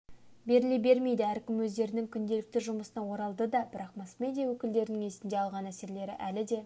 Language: Kazakh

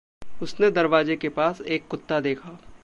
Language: Hindi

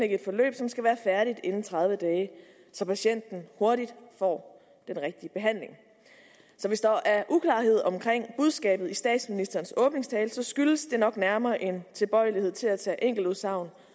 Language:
Danish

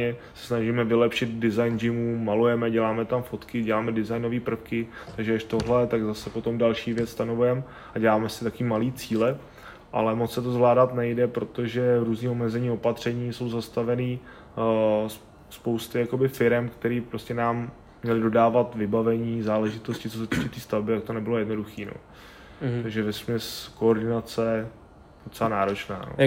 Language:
Czech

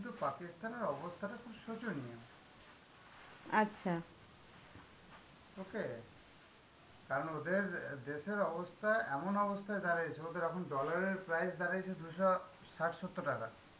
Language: Bangla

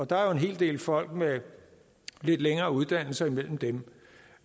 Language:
Danish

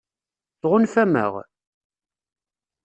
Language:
Kabyle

